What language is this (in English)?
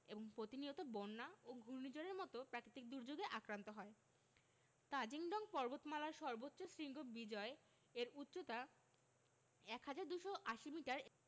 Bangla